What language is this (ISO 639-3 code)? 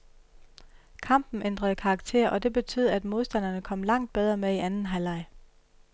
dan